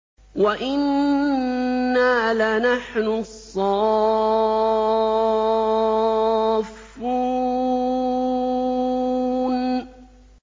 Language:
Arabic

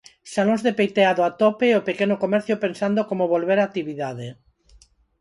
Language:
Galician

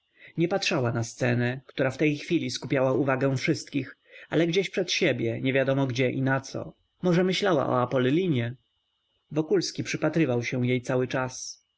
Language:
Polish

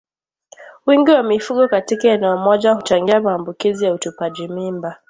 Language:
Swahili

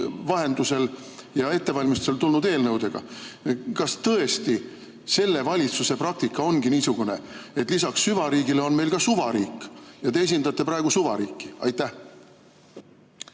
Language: Estonian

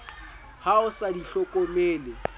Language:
Southern Sotho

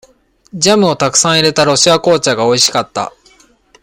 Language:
Japanese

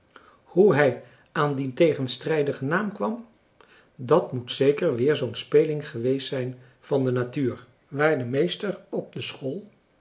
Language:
Dutch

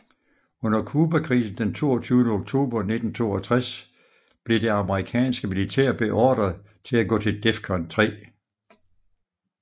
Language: Danish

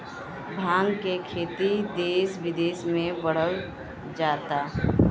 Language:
Bhojpuri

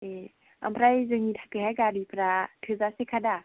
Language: Bodo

